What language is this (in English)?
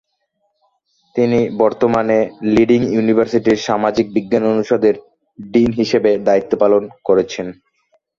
Bangla